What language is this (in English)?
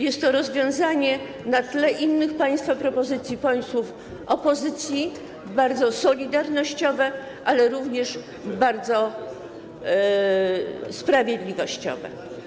Polish